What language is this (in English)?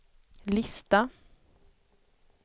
Swedish